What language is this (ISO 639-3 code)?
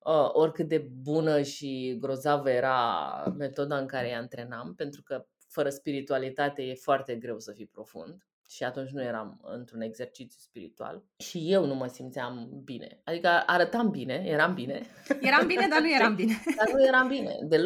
ron